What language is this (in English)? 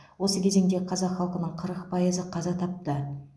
Kazakh